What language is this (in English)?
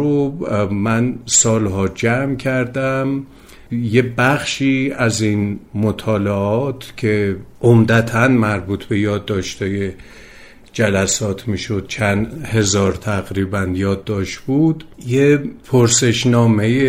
Persian